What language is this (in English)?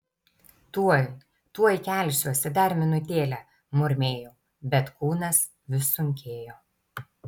Lithuanian